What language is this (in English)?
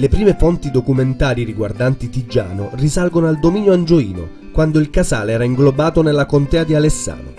Italian